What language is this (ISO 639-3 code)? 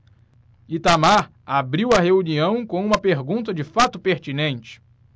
por